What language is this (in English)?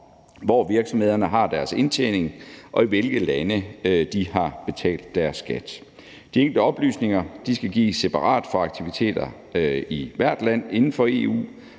Danish